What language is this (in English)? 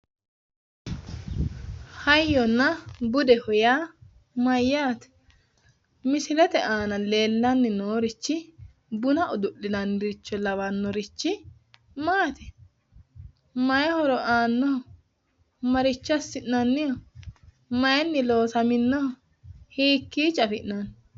Sidamo